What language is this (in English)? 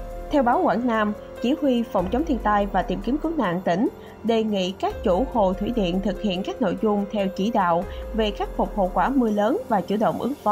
Vietnamese